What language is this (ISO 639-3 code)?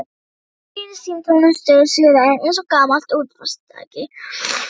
isl